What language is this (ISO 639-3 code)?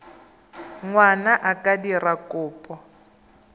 tsn